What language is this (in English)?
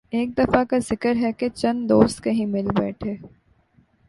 Urdu